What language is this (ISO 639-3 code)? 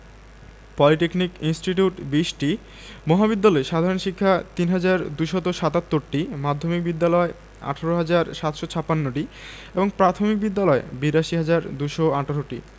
ben